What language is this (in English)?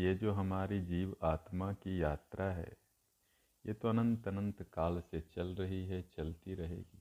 Hindi